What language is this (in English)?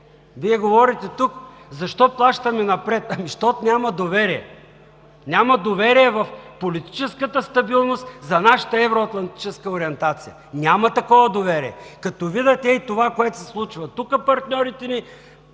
Bulgarian